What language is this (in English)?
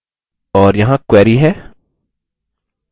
Hindi